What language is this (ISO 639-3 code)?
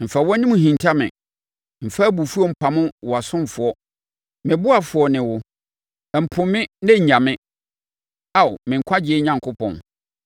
aka